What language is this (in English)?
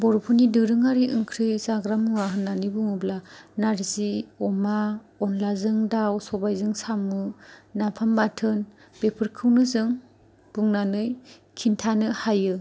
Bodo